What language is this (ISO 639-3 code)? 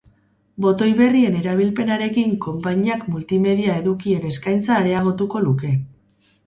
eus